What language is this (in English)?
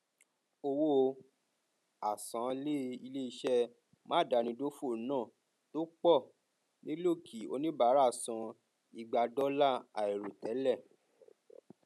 Yoruba